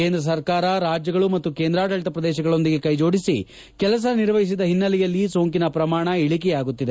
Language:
Kannada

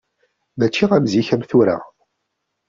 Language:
Kabyle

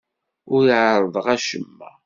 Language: Kabyle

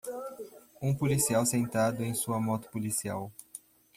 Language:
Portuguese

